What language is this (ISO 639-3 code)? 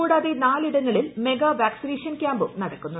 mal